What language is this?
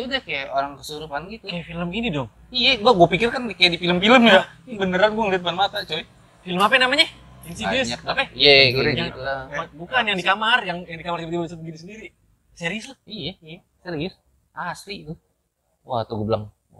Indonesian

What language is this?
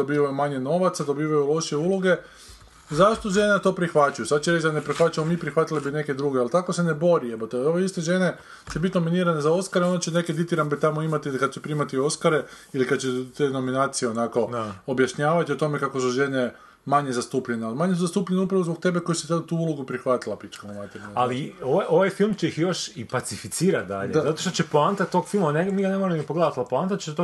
Croatian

